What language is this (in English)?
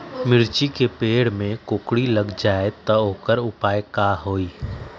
Magahi